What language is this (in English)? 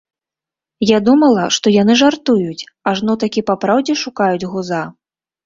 Belarusian